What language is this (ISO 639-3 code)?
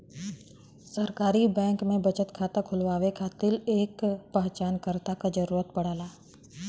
bho